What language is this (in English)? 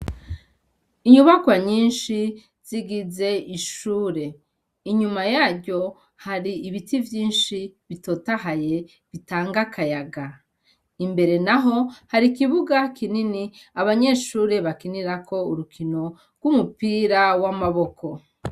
Rundi